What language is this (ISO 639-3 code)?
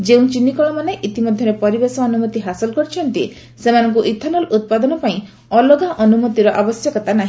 ori